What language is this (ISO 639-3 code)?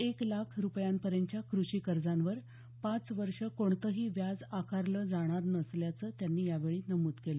mar